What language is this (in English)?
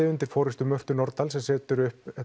Icelandic